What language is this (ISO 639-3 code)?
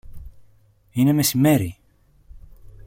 ell